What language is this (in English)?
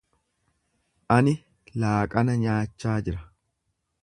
Oromo